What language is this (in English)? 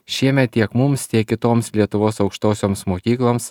Lithuanian